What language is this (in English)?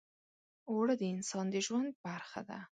Pashto